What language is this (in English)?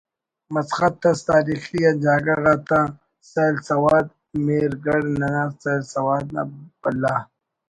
Brahui